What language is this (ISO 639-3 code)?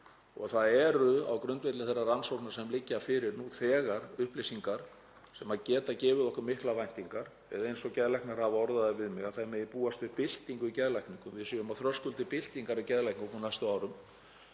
isl